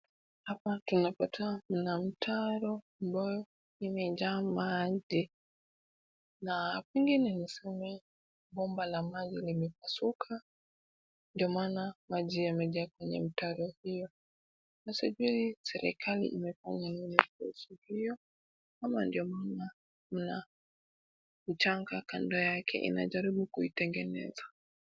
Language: Swahili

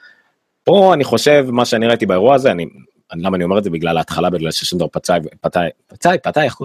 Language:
Hebrew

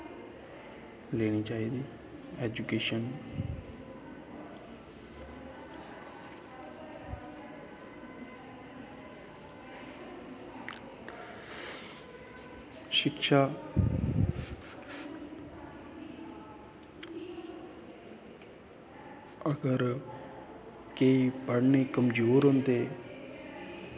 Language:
Dogri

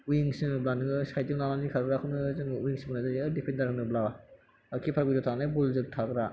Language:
Bodo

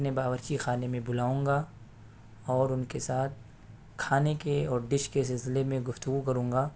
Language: Urdu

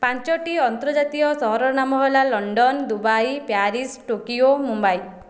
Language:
Odia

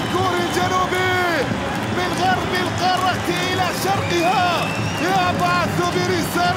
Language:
Arabic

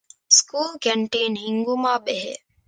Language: Divehi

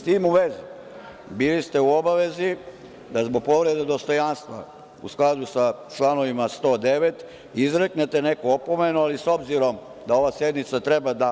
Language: Serbian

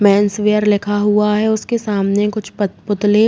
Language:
Hindi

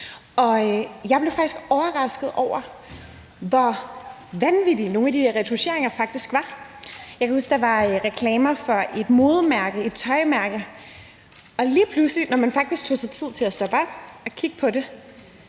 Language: Danish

